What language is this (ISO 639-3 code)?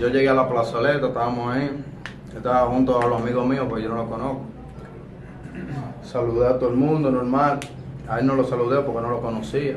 spa